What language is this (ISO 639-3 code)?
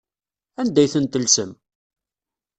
kab